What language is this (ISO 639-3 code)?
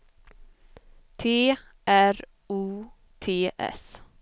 swe